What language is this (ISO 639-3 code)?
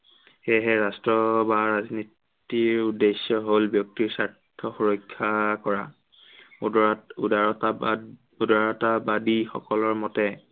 asm